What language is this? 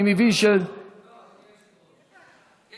Hebrew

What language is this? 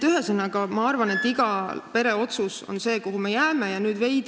Estonian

